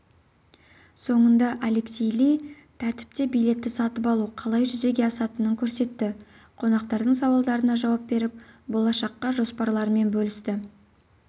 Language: Kazakh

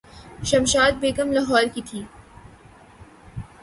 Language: Urdu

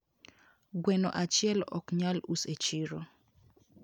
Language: Luo (Kenya and Tanzania)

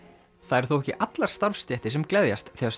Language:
Icelandic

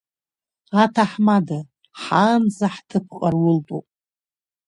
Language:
Abkhazian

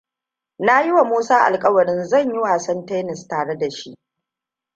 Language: Hausa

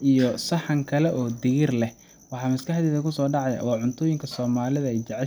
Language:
Somali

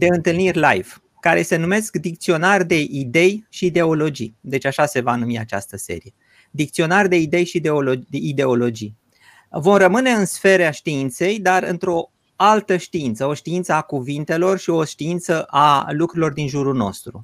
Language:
Romanian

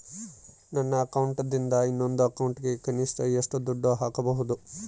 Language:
Kannada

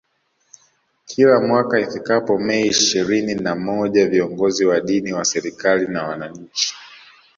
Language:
Swahili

